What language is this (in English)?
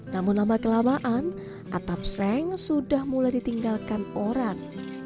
Indonesian